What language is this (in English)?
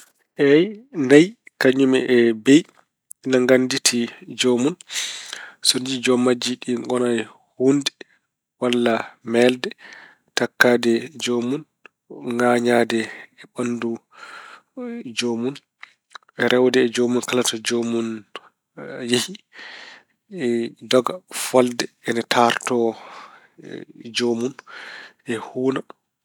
Fula